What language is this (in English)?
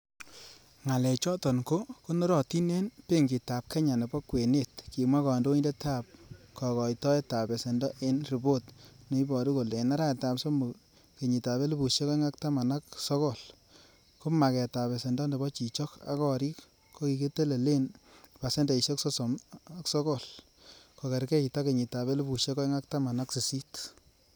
Kalenjin